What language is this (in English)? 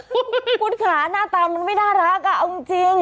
Thai